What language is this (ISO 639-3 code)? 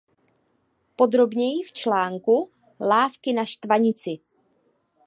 ces